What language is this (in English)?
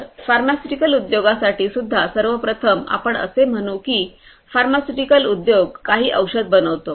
Marathi